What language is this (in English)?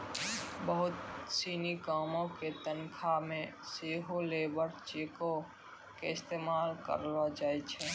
Maithili